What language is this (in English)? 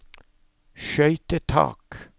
Norwegian